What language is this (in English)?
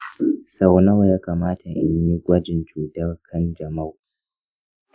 Hausa